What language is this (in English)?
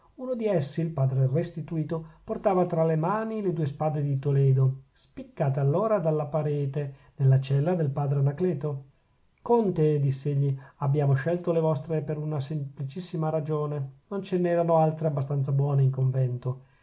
Italian